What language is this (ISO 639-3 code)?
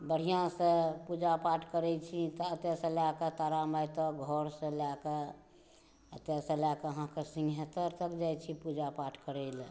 mai